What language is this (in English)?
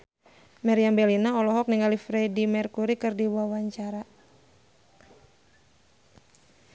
Sundanese